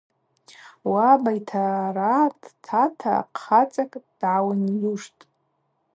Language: Abaza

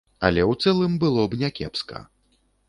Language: Belarusian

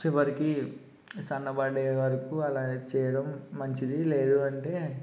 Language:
Telugu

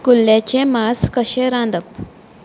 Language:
Konkani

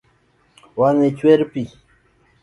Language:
Luo (Kenya and Tanzania)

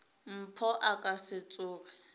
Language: Northern Sotho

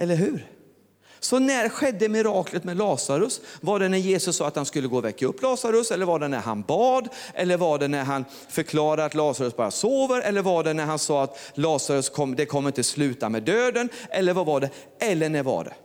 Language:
Swedish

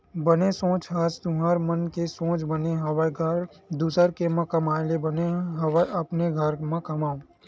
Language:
Chhattisgarhi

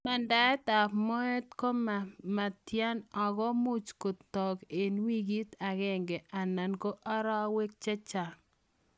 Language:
Kalenjin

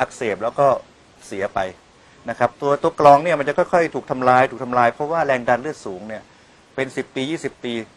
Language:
Thai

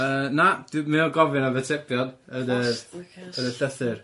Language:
Welsh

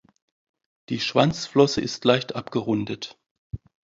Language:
German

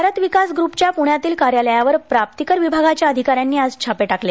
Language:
Marathi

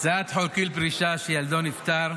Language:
Hebrew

